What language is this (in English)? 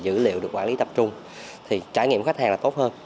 Vietnamese